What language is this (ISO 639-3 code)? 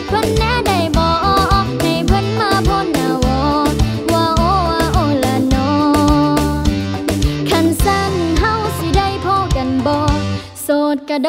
tha